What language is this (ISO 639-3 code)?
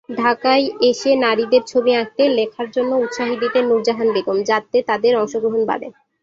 ben